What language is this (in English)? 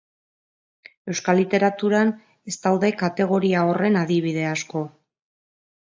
Basque